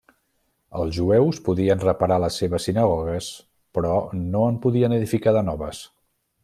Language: Catalan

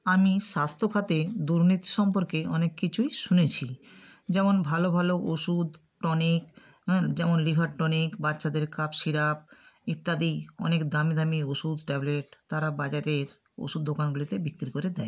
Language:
Bangla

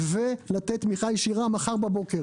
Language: Hebrew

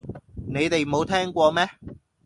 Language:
Cantonese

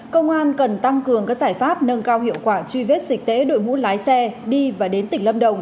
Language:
Vietnamese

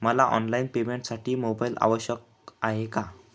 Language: Marathi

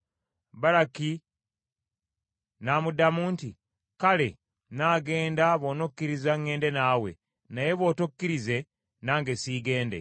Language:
Ganda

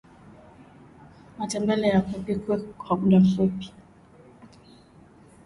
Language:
Swahili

